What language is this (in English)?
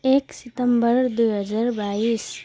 Nepali